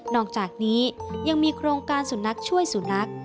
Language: Thai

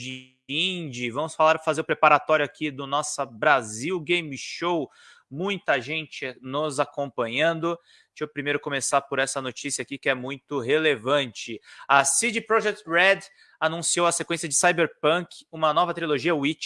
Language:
Portuguese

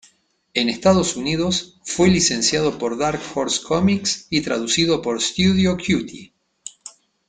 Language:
Spanish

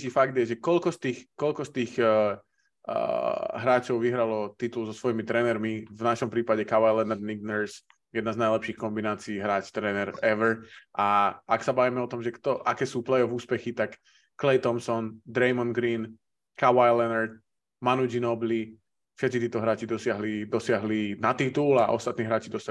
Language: Slovak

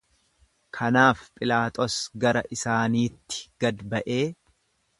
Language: Oromo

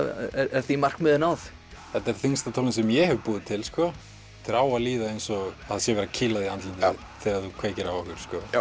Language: Icelandic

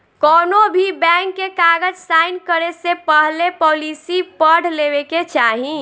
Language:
Bhojpuri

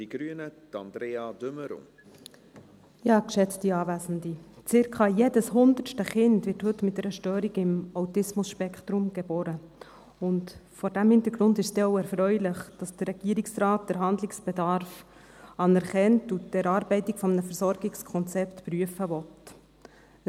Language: Swiss German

